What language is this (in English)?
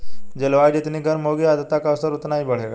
Hindi